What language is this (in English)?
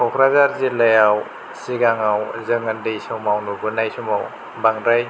Bodo